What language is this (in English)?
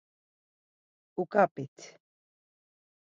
Laz